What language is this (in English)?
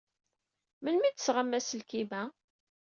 Kabyle